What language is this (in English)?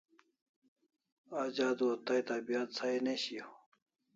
Kalasha